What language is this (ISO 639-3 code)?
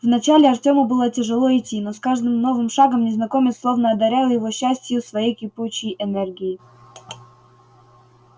rus